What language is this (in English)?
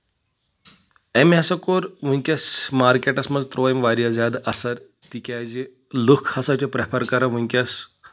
Kashmiri